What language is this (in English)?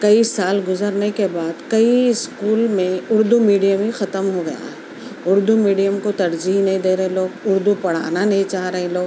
Urdu